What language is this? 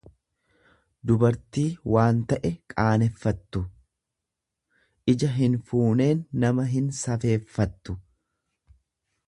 Oromo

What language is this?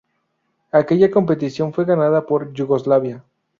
Spanish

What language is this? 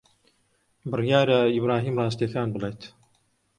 Central Kurdish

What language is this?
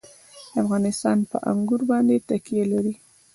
Pashto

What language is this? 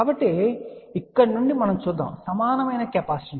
Telugu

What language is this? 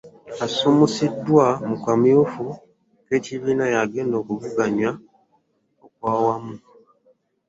Ganda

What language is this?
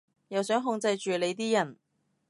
Cantonese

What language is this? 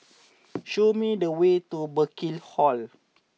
English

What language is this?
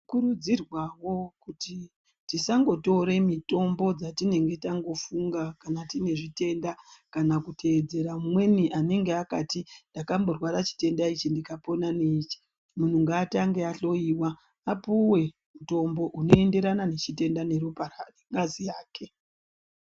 Ndau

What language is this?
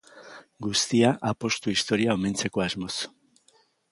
Basque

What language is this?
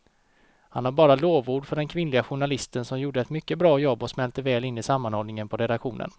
Swedish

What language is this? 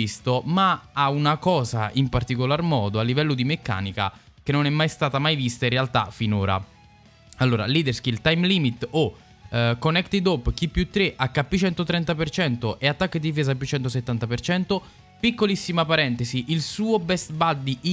Italian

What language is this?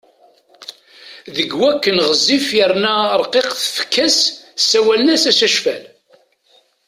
Kabyle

